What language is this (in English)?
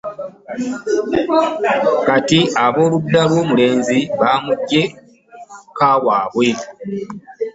Ganda